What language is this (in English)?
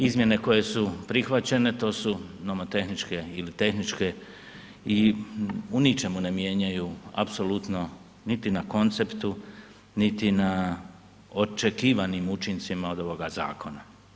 Croatian